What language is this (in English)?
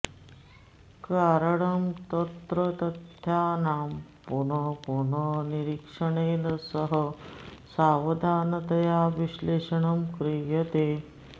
Sanskrit